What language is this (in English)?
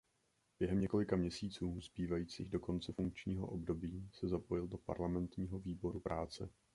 Czech